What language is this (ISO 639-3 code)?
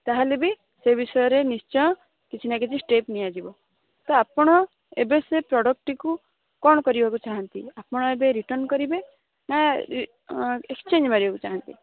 ori